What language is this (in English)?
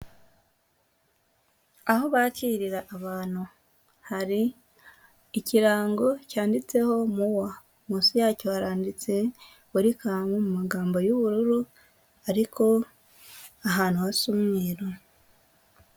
Kinyarwanda